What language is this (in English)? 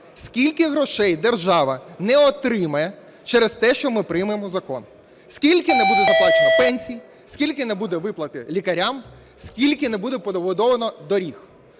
Ukrainian